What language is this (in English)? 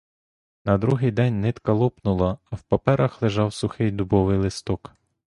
Ukrainian